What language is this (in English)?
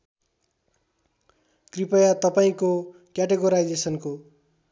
Nepali